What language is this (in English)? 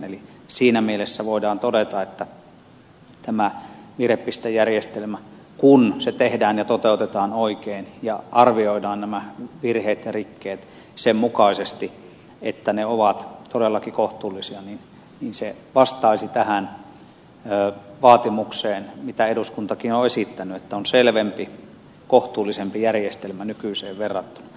Finnish